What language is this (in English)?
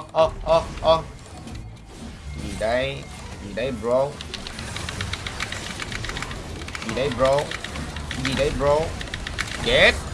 Vietnamese